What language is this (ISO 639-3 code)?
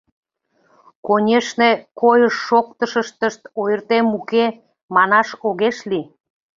chm